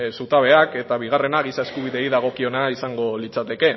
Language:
Basque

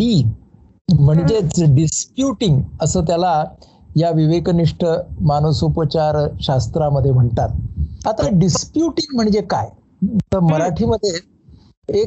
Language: Marathi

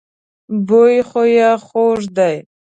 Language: Pashto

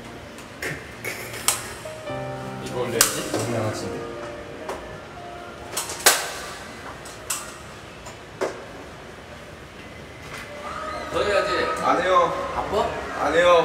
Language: Korean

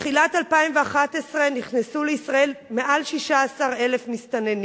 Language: Hebrew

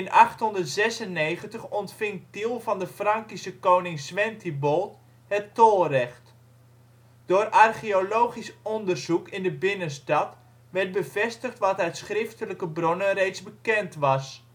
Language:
Dutch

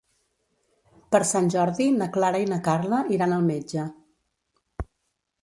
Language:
Catalan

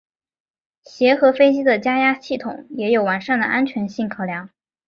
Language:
Chinese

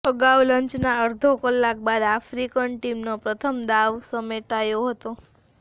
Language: Gujarati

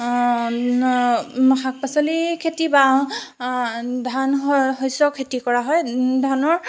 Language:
Assamese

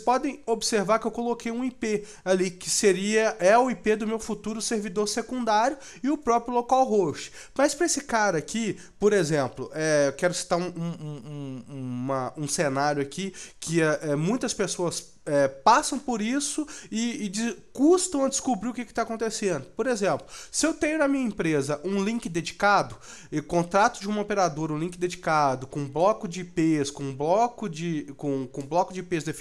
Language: Portuguese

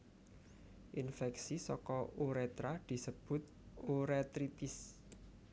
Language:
Javanese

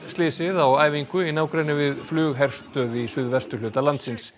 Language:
Icelandic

